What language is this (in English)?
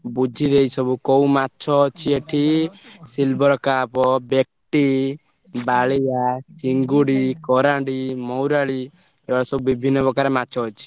Odia